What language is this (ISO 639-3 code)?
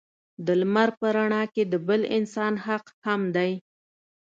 pus